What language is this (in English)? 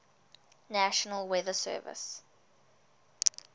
English